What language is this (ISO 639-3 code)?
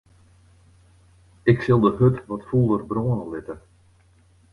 fry